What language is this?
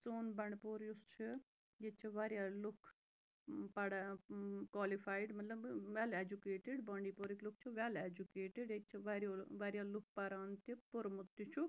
Kashmiri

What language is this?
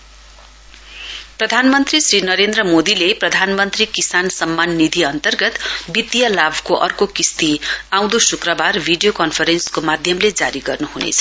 Nepali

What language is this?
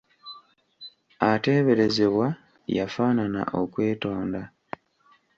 Ganda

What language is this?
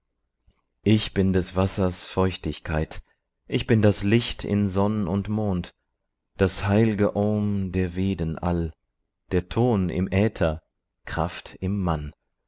German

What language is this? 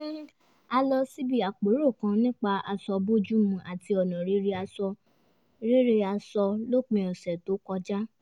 Yoruba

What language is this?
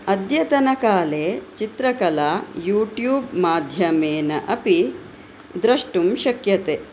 Sanskrit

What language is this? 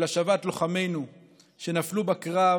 Hebrew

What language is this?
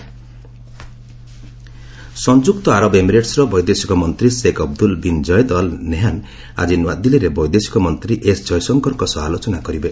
Odia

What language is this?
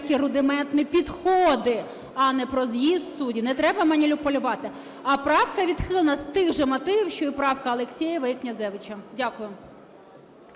Ukrainian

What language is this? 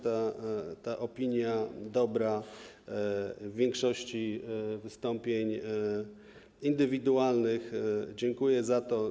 Polish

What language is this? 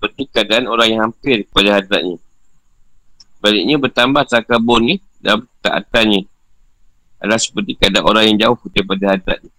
Malay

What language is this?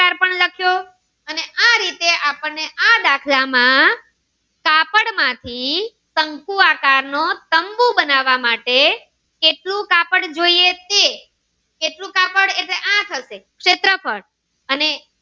Gujarati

